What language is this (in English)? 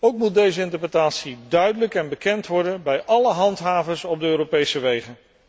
Dutch